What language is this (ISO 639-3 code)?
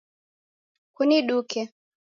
dav